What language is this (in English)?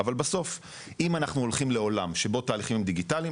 Hebrew